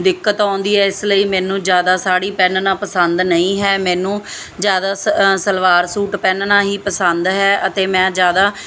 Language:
Punjabi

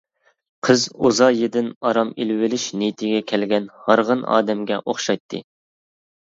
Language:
Uyghur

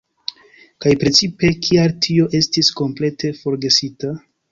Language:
Esperanto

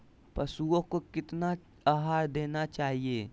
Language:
Magahi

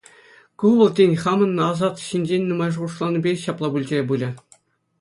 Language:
Chuvash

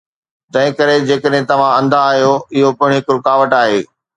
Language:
Sindhi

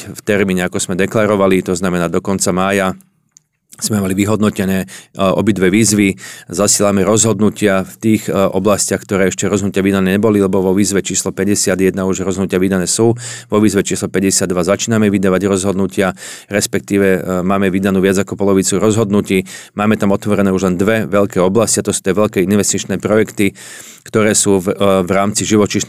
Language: Slovak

